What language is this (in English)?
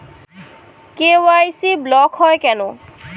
Bangla